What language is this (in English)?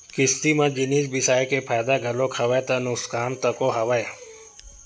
Chhattisgarhi